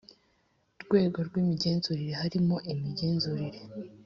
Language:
Kinyarwanda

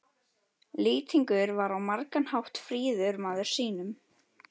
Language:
Icelandic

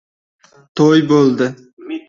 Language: Uzbek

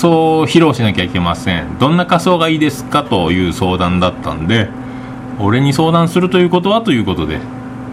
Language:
Japanese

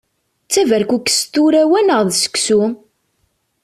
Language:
Kabyle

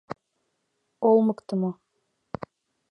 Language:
Mari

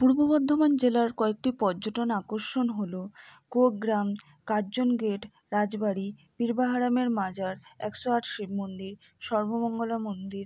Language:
Bangla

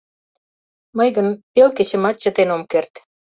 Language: Mari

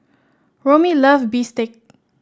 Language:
English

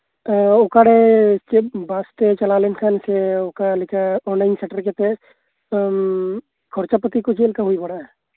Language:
Santali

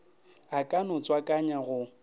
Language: Northern Sotho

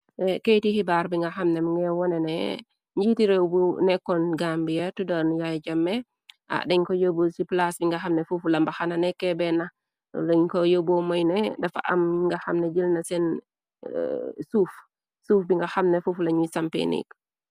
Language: Wolof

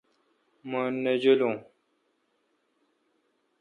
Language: Kalkoti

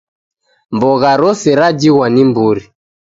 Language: Taita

